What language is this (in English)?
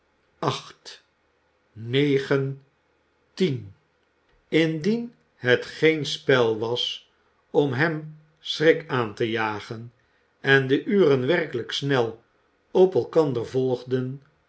Dutch